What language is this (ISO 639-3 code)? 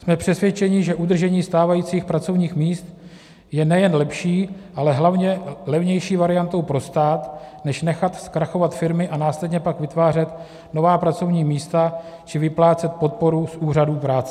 ces